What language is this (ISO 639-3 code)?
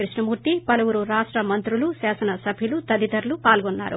tel